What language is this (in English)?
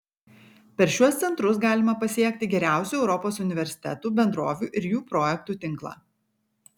Lithuanian